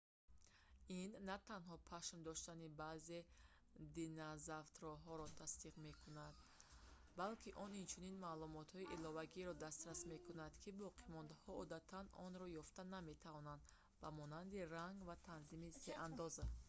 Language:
Tajik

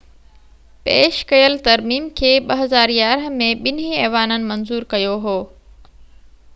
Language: Sindhi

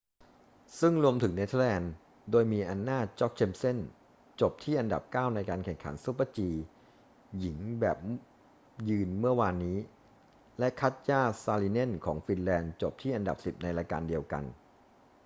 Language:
Thai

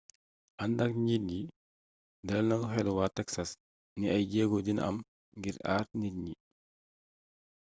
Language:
Wolof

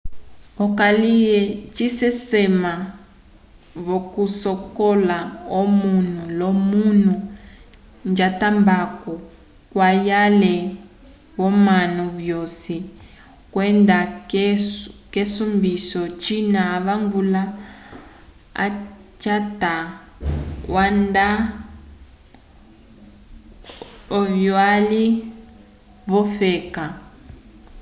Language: Umbundu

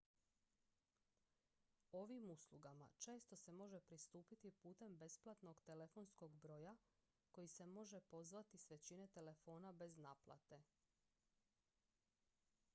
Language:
Croatian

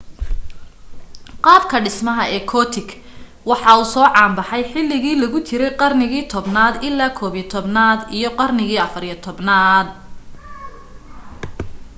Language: Somali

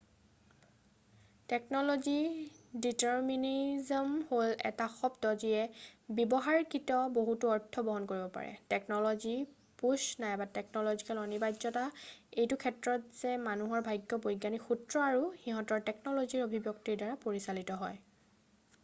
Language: Assamese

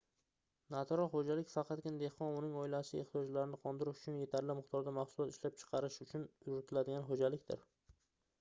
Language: Uzbek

